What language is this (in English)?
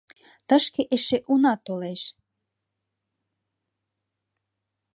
Mari